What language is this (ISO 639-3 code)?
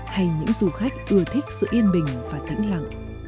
vie